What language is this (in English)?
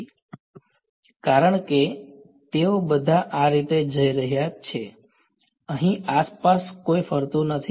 Gujarati